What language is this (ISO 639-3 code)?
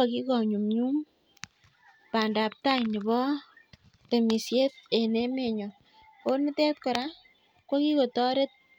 kln